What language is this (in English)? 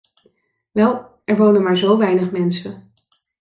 Dutch